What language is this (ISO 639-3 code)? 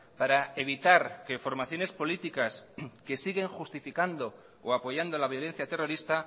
spa